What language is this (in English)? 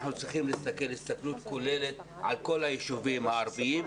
Hebrew